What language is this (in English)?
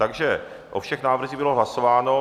Czech